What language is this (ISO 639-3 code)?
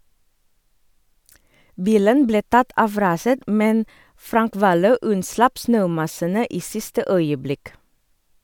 nor